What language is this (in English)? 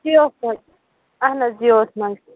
Kashmiri